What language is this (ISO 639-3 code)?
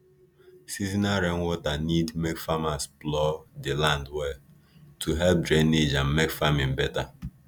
pcm